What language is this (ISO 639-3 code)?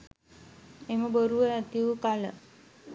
sin